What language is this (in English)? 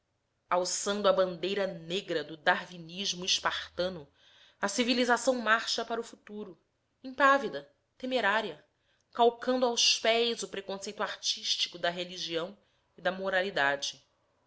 Portuguese